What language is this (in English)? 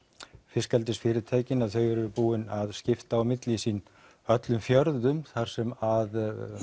Icelandic